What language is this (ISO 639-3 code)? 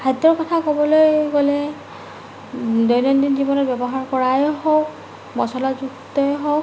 asm